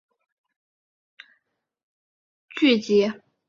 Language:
Chinese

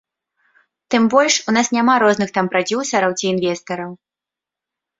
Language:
Belarusian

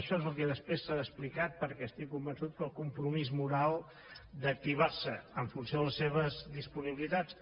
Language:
Catalan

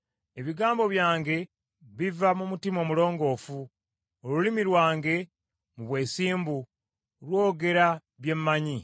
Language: Ganda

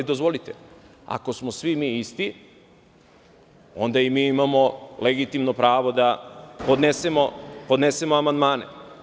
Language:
Serbian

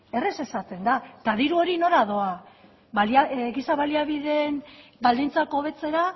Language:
Basque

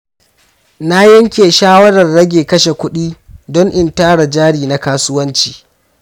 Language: Hausa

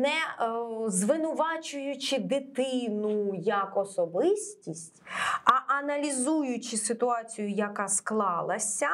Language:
Ukrainian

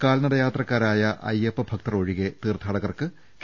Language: Malayalam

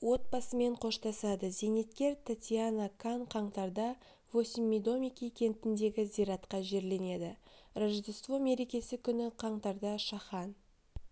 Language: Kazakh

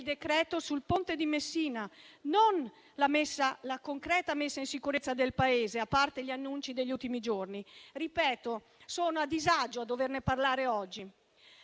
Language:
Italian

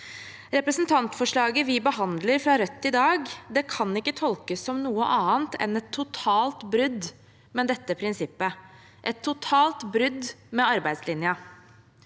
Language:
Norwegian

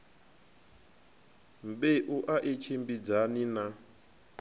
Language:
Venda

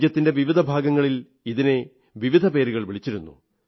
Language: Malayalam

